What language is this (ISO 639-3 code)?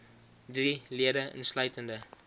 afr